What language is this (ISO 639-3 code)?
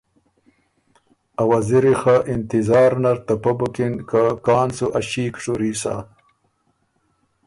oru